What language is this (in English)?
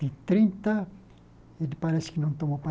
Portuguese